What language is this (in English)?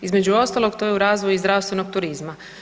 Croatian